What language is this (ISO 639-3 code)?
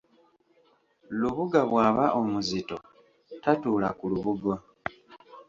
lug